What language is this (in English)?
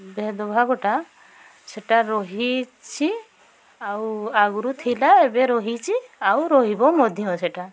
Odia